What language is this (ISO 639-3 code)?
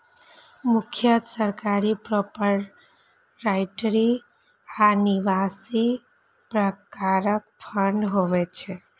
mai